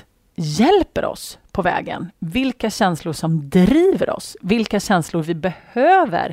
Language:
Swedish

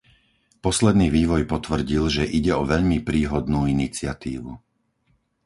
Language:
Slovak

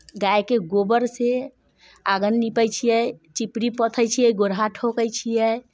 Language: Maithili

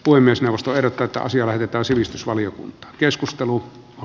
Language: Finnish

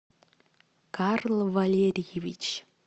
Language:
Russian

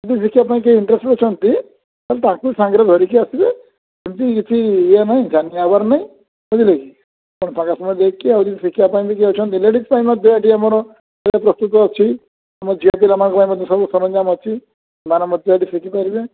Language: Odia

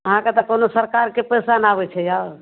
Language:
Maithili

